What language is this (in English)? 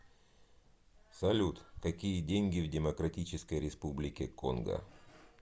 Russian